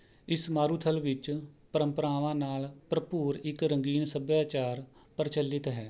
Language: Punjabi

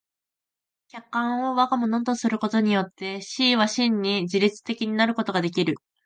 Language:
Japanese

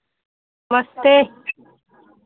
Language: Hindi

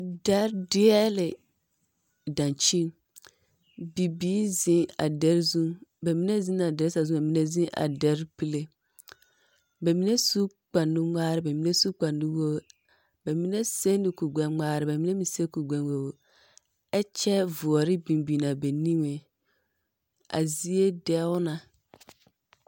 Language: Southern Dagaare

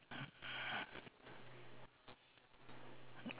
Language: English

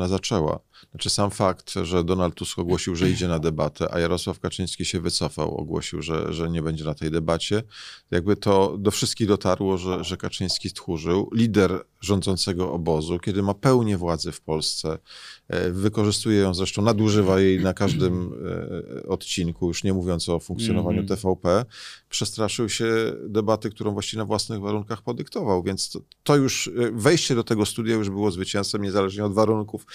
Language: Polish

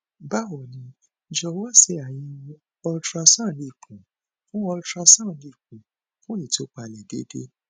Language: Yoruba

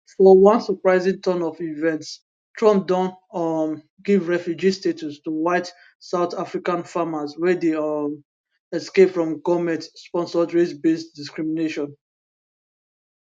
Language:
Nigerian Pidgin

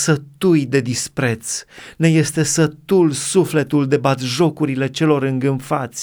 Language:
Romanian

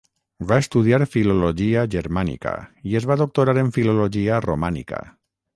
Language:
Catalan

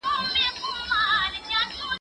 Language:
Pashto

